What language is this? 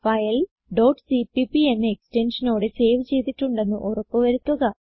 Malayalam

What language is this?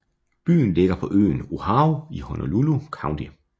Danish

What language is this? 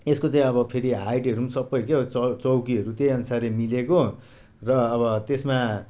Nepali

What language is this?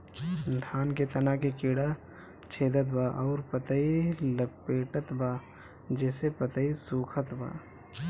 Bhojpuri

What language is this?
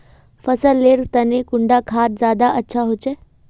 Magahi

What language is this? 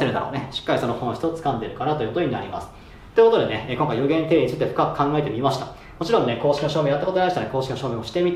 Japanese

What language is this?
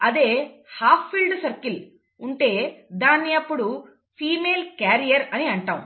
Telugu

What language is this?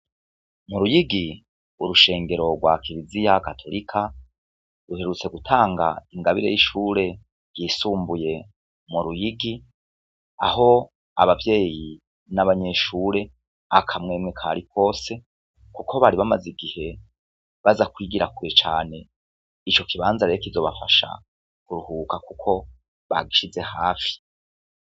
Rundi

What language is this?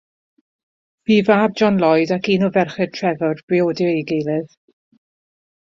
Welsh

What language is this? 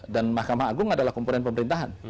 Indonesian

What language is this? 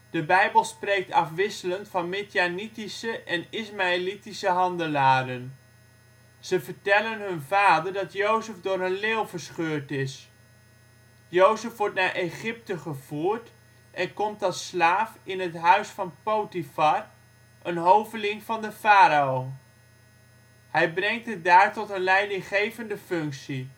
Dutch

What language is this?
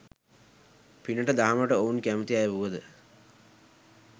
Sinhala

